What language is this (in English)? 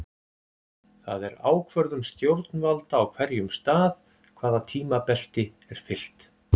Icelandic